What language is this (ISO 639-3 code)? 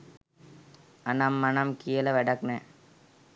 sin